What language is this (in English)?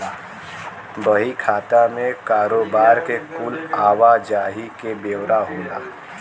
Bhojpuri